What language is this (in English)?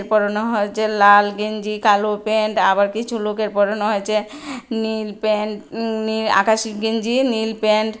Bangla